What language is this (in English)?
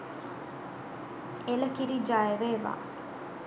Sinhala